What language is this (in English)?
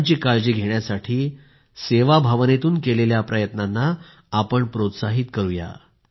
Marathi